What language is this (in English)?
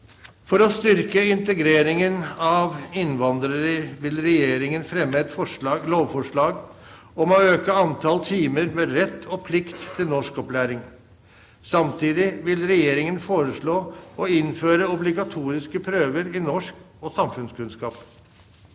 Norwegian